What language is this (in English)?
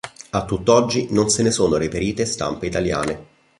Italian